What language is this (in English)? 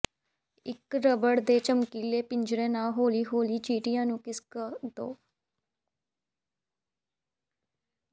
Punjabi